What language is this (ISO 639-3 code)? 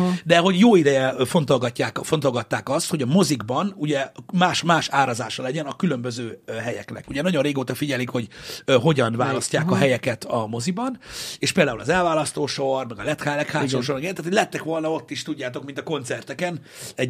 hun